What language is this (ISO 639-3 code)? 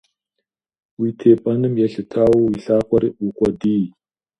kbd